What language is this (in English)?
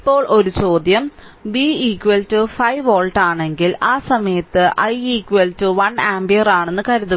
Malayalam